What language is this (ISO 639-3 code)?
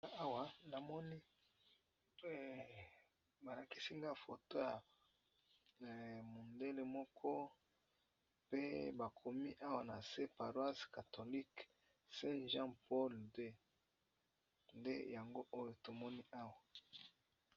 lin